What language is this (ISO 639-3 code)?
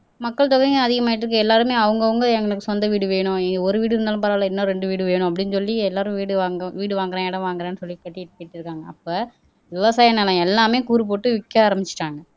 tam